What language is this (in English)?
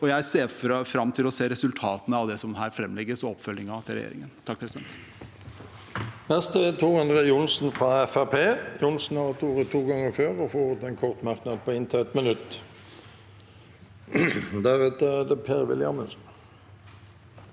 Norwegian